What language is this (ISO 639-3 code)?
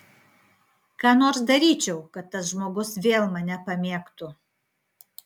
lit